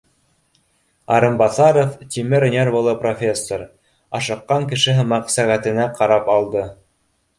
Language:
Bashkir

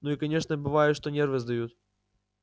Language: Russian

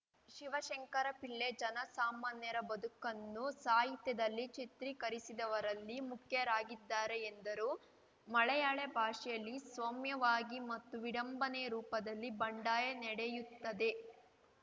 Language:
Kannada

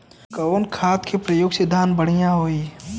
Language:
Bhojpuri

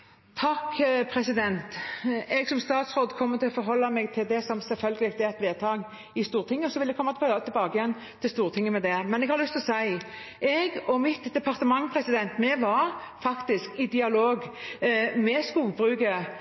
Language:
Norwegian Nynorsk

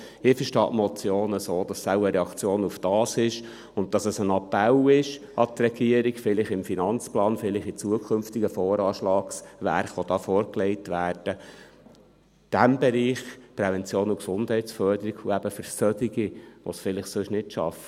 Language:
Swiss German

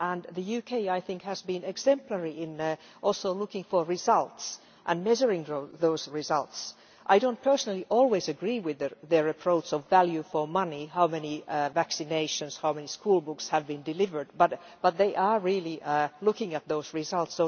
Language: English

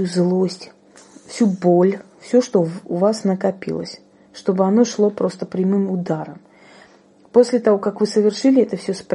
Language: Russian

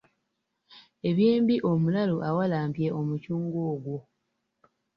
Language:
Ganda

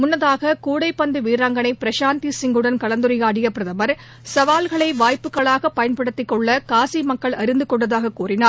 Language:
Tamil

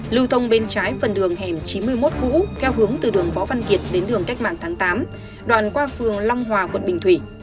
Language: Vietnamese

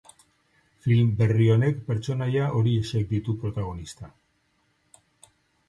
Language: Basque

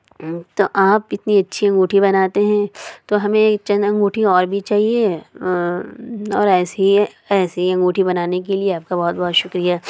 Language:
Urdu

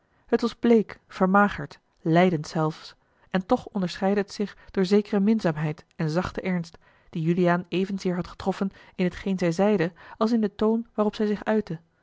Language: Dutch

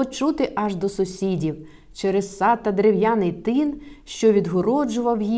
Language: Ukrainian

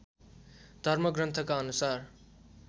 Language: Nepali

